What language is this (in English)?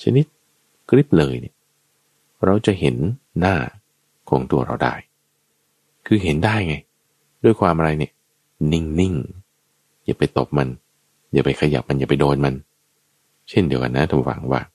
Thai